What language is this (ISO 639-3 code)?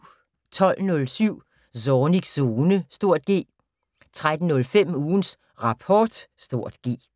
dan